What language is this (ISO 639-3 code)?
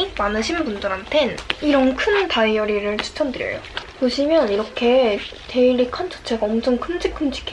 kor